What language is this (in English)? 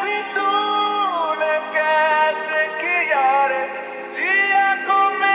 Arabic